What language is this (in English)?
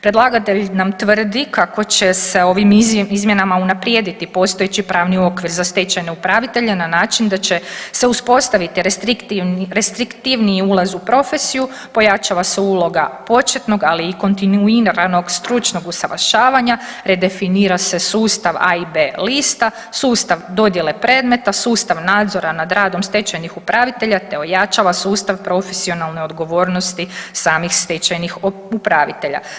Croatian